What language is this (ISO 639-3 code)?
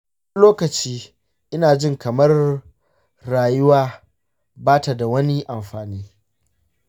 hau